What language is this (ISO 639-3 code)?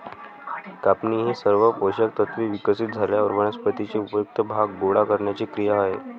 mar